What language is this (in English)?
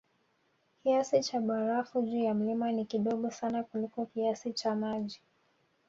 Swahili